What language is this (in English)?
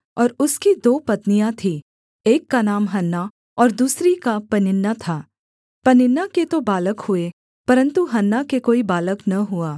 Hindi